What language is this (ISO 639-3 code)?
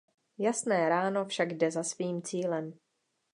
ces